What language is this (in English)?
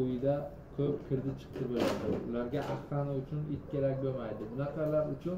Turkish